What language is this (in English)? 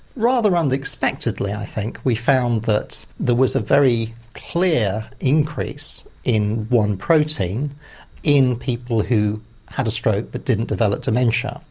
English